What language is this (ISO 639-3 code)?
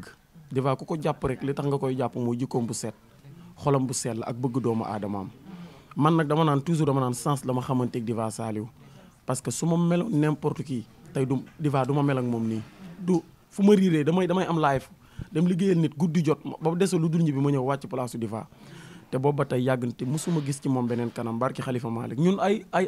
fra